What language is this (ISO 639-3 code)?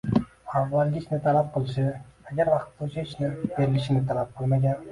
uzb